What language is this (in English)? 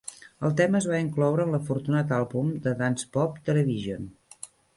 Catalan